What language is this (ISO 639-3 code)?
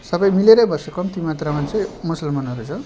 nep